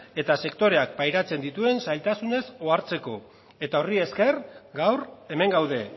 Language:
Basque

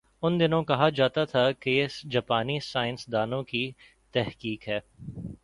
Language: Urdu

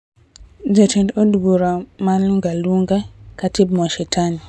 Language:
Luo (Kenya and Tanzania)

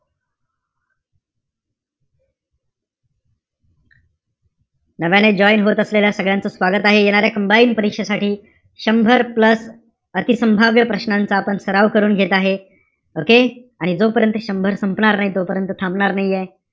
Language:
Marathi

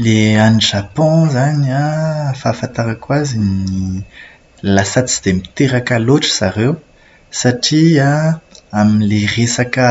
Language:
Malagasy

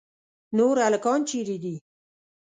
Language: Pashto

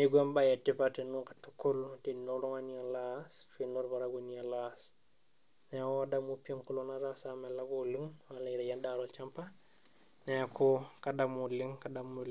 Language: Masai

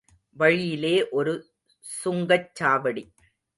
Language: Tamil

